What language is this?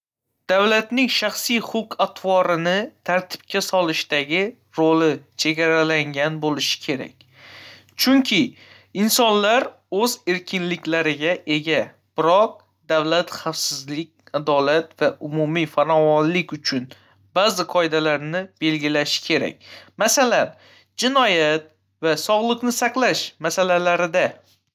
Uzbek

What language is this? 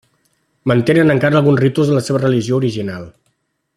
Catalan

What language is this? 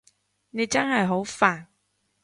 Cantonese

